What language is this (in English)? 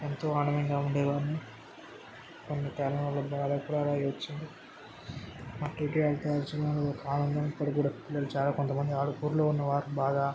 Telugu